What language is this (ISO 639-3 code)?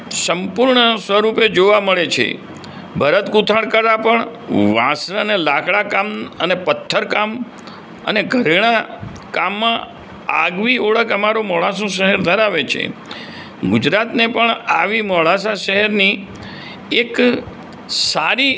guj